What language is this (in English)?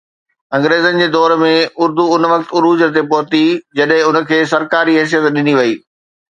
Sindhi